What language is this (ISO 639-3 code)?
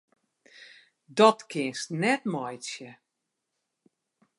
fry